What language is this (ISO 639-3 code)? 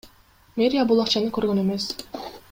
kir